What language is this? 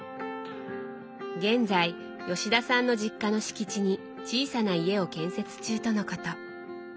Japanese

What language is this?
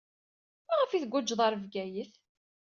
Kabyle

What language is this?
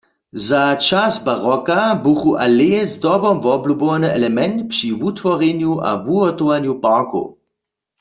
Upper Sorbian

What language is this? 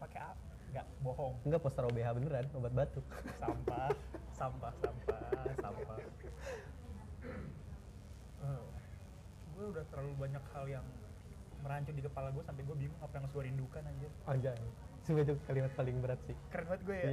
Indonesian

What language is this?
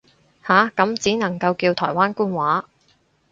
Cantonese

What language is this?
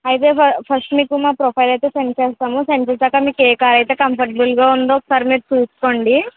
Telugu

